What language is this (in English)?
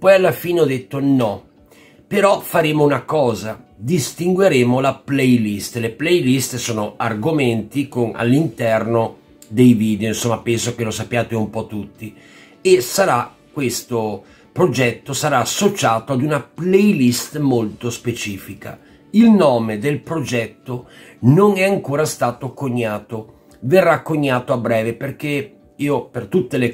Italian